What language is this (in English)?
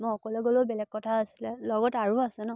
Assamese